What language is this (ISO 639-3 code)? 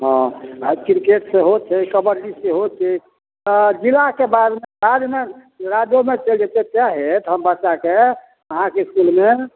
mai